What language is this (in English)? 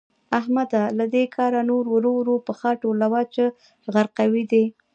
Pashto